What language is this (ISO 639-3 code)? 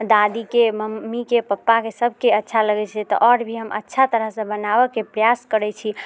mai